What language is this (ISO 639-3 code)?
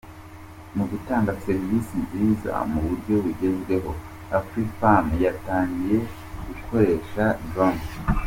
kin